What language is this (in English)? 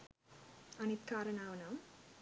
Sinhala